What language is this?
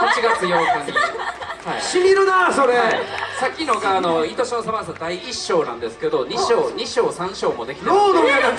Japanese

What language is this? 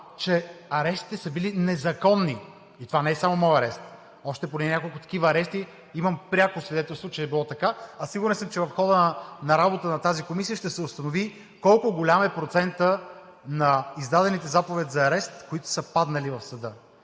Bulgarian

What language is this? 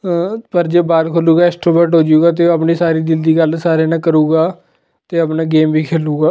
Punjabi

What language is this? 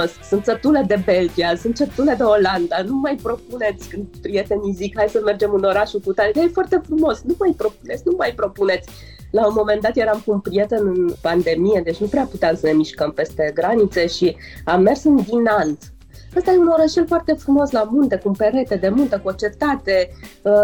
Romanian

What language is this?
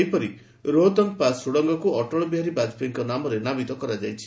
Odia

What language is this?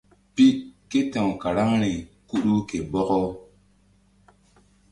Mbum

